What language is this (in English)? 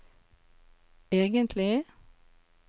Norwegian